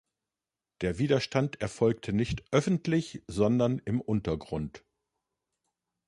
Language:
German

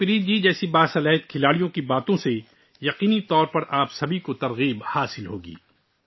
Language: Urdu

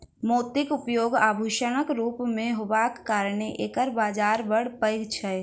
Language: Maithili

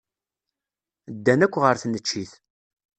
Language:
Kabyle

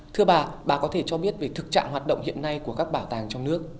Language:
Vietnamese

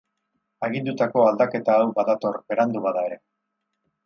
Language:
Basque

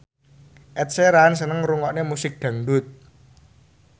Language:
Javanese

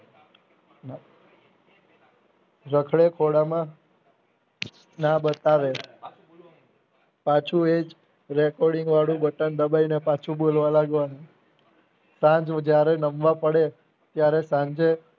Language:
Gujarati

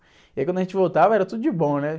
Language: Portuguese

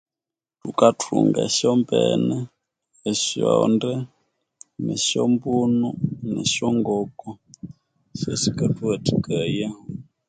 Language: Konzo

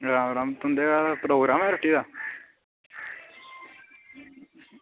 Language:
Dogri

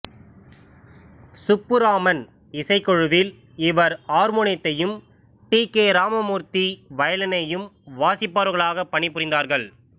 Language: Tamil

